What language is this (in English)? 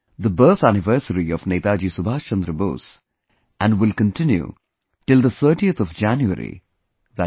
English